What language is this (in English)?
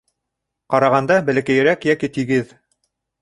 Bashkir